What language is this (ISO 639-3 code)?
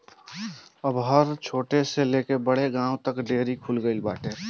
bho